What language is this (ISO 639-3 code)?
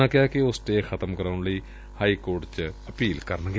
pan